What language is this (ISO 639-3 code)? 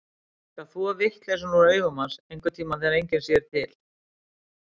isl